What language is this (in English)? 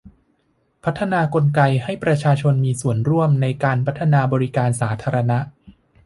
Thai